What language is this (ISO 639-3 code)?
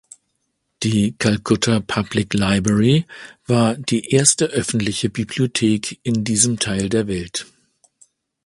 deu